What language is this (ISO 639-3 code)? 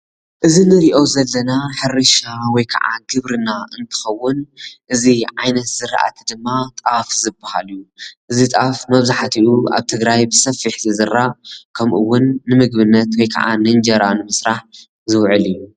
tir